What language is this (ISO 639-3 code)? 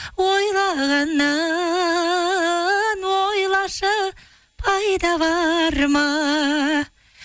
kaz